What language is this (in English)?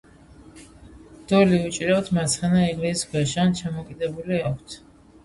Georgian